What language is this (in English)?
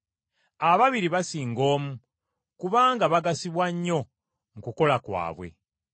Ganda